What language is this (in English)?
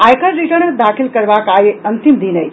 Maithili